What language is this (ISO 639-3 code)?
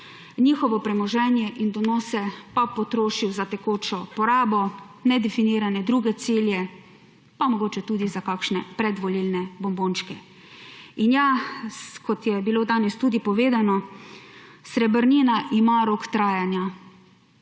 slv